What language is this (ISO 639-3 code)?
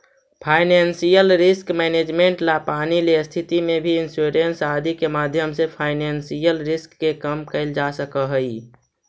mag